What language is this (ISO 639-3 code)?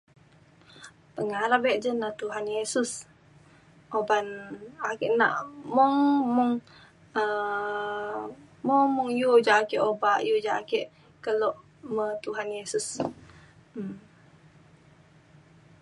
xkl